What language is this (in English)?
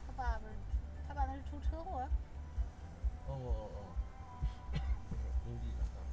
Chinese